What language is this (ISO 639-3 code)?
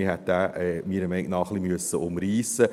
gsw